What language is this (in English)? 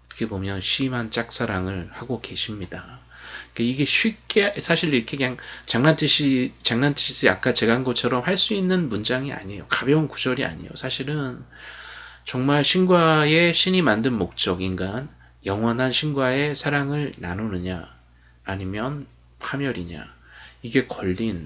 Korean